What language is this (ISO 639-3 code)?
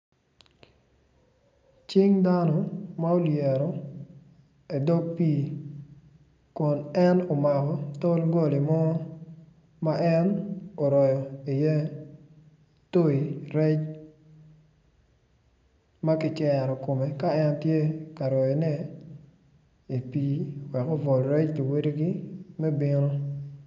ach